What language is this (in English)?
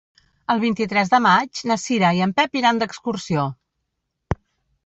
Catalan